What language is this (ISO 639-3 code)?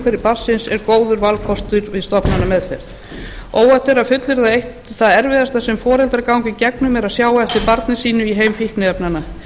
isl